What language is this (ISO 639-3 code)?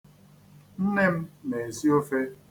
ibo